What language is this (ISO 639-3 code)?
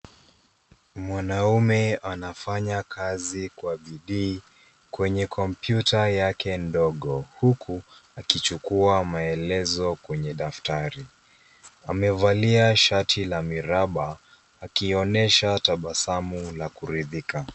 swa